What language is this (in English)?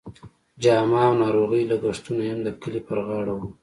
Pashto